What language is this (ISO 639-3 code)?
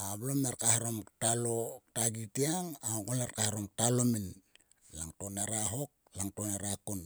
sua